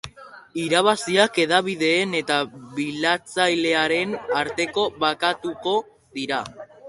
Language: Basque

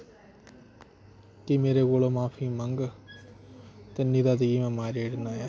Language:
Dogri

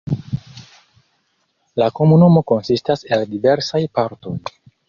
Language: Esperanto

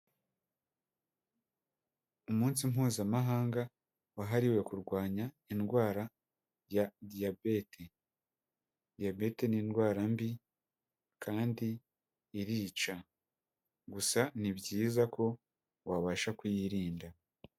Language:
Kinyarwanda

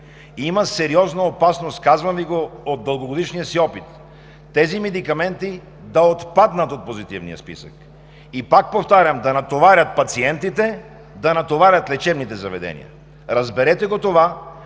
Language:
Bulgarian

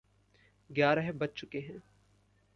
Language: Hindi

